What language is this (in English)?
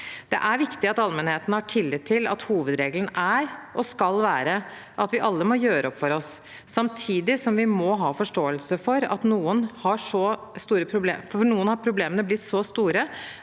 Norwegian